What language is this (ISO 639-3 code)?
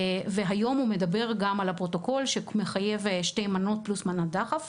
heb